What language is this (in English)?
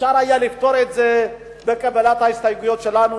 Hebrew